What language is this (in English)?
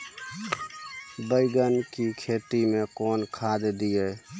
Maithili